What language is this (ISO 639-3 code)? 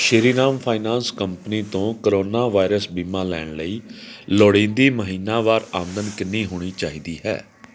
pan